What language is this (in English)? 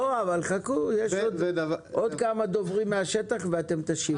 Hebrew